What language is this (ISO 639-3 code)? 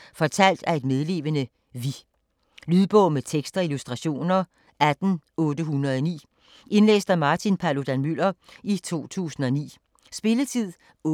dan